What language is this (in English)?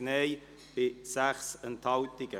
Swiss German